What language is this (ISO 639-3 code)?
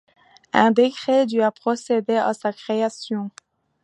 fra